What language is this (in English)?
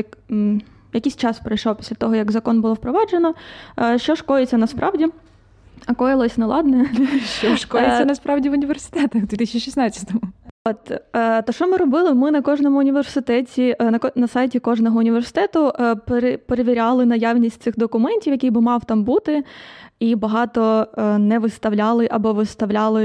Ukrainian